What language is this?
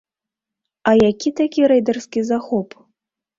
Belarusian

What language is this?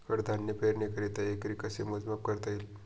Marathi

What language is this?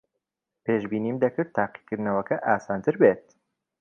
Central Kurdish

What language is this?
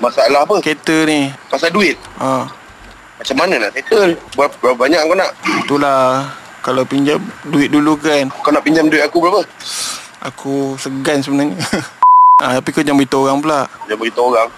Malay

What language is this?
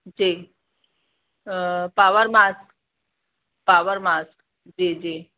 Sindhi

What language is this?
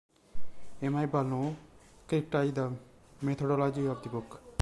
English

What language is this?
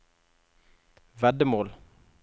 Norwegian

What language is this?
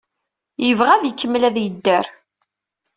Kabyle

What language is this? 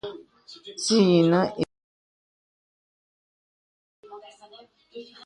Bebele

